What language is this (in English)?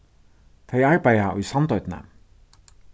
Faroese